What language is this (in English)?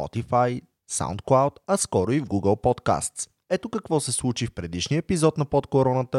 Bulgarian